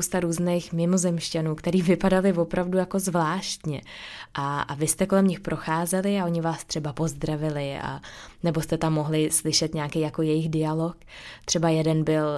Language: Czech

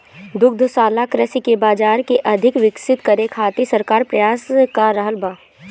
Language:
Bhojpuri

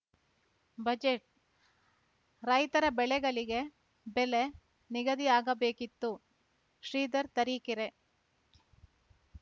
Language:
Kannada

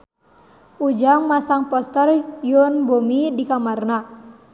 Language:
Sundanese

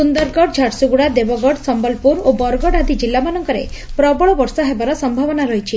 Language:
Odia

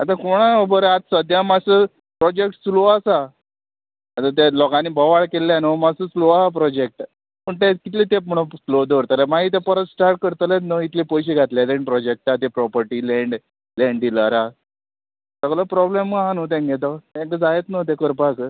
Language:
Konkani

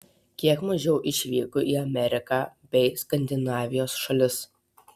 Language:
Lithuanian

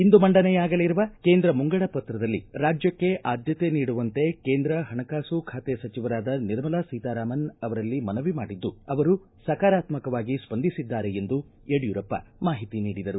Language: Kannada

